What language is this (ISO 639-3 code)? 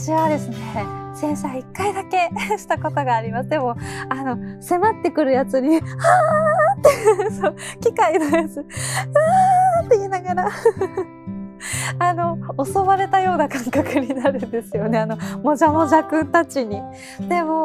jpn